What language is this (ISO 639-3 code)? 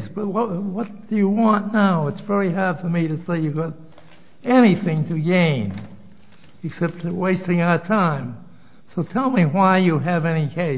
eng